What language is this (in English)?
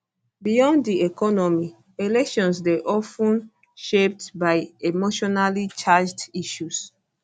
Nigerian Pidgin